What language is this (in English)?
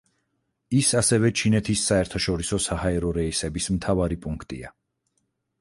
Georgian